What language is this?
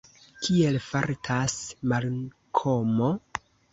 Esperanto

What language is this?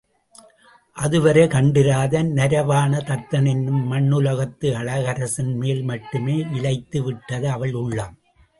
Tamil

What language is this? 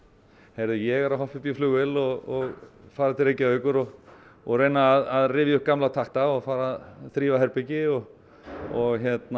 Icelandic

